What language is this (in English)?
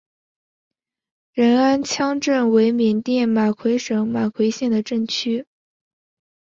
Chinese